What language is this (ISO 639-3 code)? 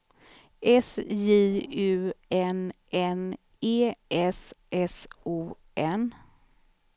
swe